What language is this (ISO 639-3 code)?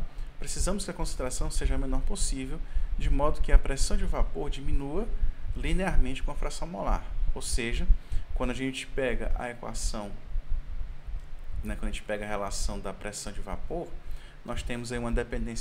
por